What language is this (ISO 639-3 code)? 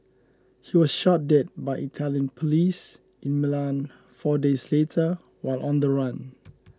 eng